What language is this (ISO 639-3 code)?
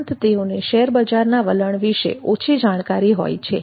guj